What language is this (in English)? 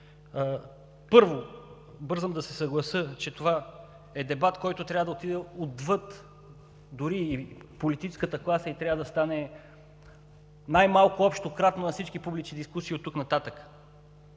Bulgarian